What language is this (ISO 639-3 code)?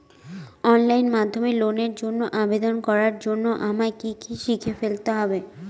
ben